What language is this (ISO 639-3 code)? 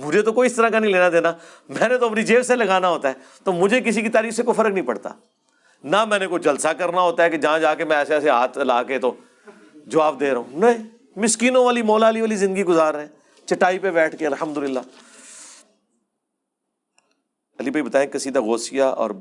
urd